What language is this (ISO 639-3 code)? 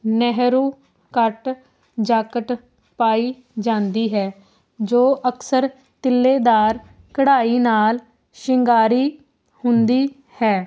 pan